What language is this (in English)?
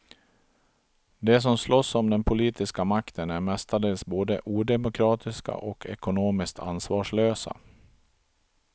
Swedish